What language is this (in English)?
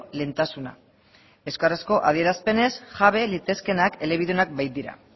Basque